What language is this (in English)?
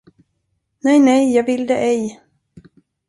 Swedish